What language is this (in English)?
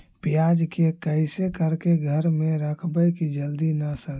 Magahi